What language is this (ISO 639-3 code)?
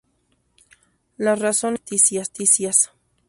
spa